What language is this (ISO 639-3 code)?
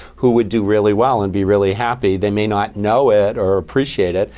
eng